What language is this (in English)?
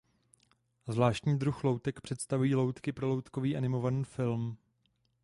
Czech